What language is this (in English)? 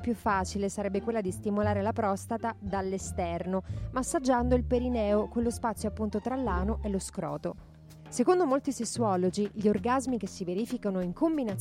Italian